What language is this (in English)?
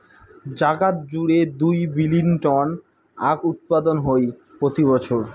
Bangla